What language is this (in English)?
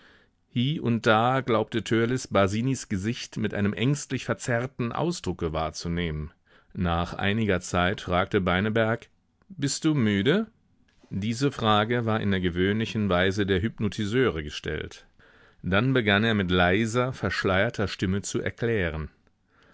German